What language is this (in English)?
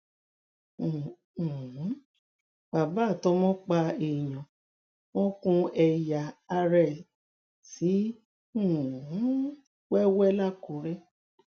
Yoruba